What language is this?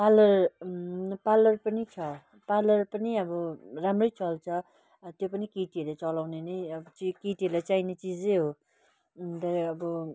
Nepali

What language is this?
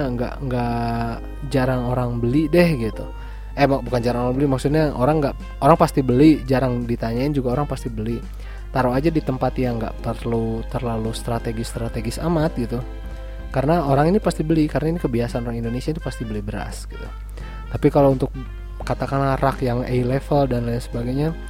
Indonesian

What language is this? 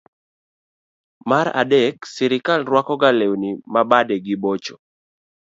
Luo (Kenya and Tanzania)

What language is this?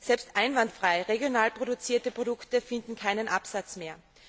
German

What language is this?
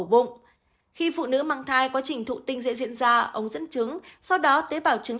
Vietnamese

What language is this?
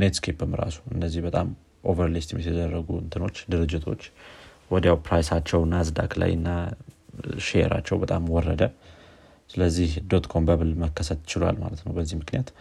Amharic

